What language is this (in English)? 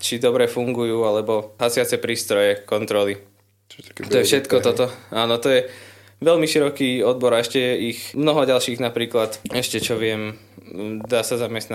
Slovak